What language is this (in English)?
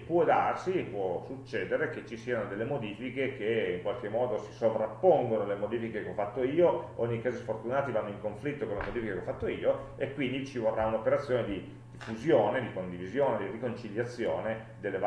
Italian